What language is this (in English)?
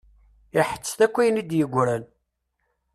Kabyle